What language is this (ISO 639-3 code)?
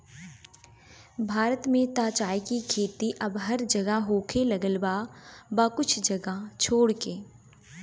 bho